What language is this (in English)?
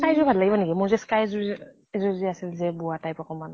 Assamese